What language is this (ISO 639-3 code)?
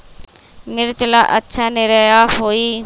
mag